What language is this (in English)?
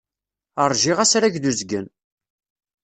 Kabyle